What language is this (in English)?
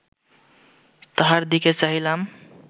Bangla